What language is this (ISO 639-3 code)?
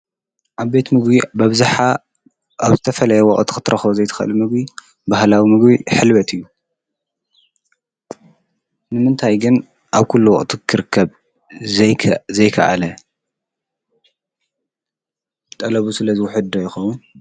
tir